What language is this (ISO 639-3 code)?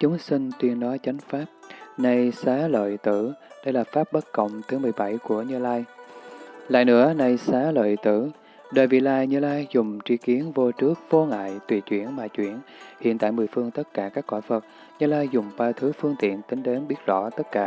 vie